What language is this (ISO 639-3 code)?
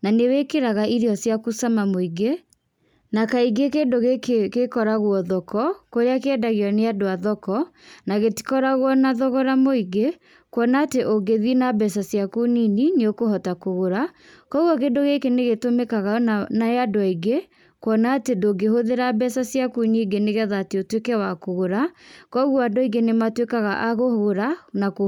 kik